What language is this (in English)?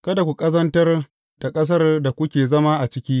Hausa